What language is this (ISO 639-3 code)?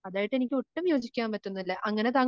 mal